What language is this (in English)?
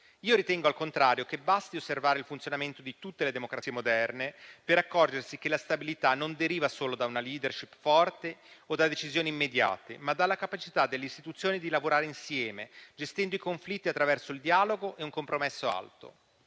Italian